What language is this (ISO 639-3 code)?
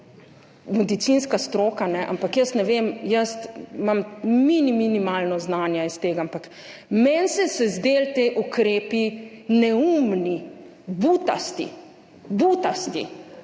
slv